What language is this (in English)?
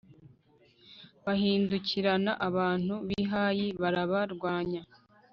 Kinyarwanda